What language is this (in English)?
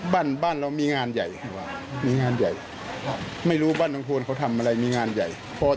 Thai